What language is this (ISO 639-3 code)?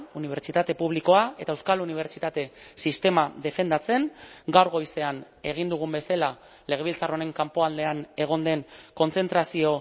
eus